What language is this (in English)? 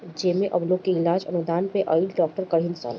Bhojpuri